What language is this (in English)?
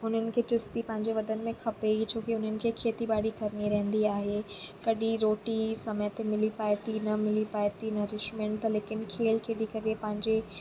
Sindhi